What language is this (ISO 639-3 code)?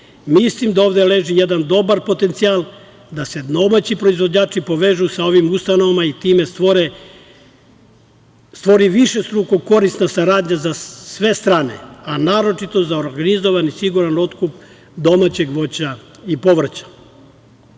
srp